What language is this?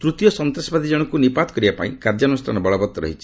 Odia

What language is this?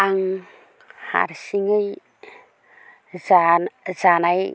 Bodo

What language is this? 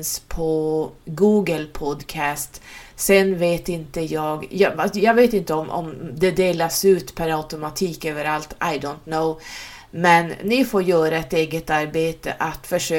Swedish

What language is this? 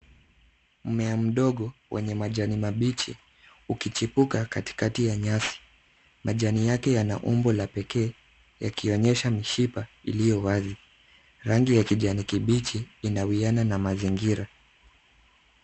Swahili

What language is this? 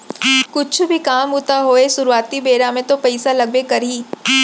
Chhattisgarhi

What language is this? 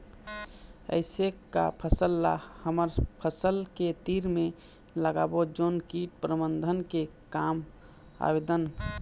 Chhattisgarhi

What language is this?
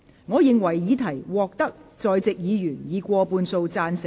Cantonese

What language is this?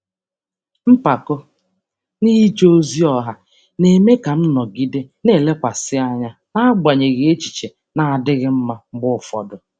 Igbo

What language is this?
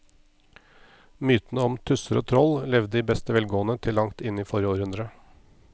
Norwegian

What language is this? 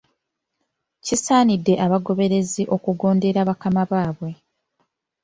Ganda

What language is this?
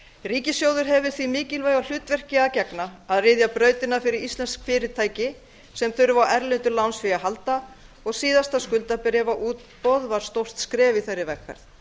Icelandic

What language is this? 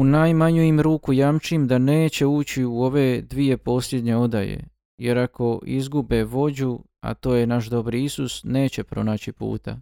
Croatian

